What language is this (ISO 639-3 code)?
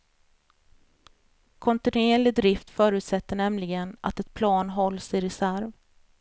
swe